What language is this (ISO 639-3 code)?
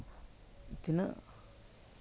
sat